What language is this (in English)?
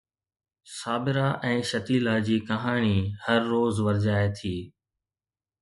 Sindhi